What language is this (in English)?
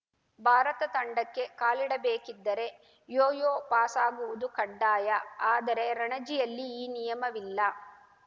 Kannada